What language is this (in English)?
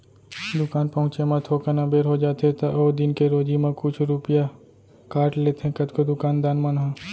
Chhattisgarhi